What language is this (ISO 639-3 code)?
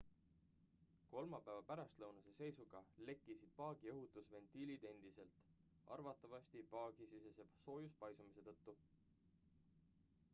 est